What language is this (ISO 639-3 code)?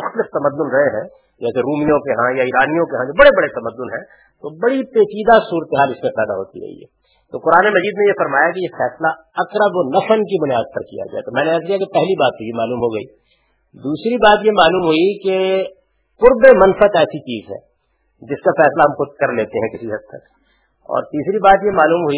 urd